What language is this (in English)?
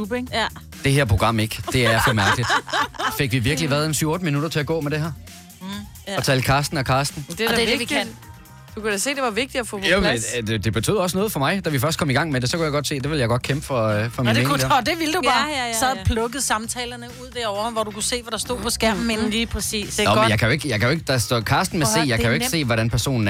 Danish